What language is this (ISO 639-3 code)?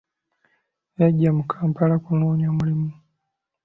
lug